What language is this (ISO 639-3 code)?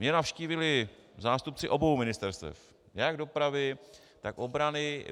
ces